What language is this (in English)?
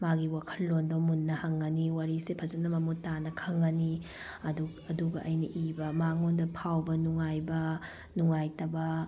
Manipuri